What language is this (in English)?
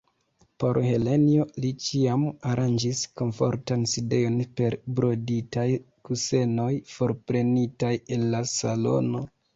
Esperanto